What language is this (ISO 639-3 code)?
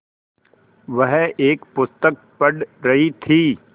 hin